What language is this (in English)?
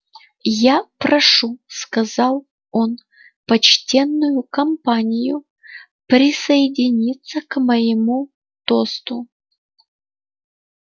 Russian